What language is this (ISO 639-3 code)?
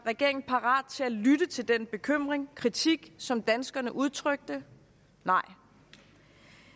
dan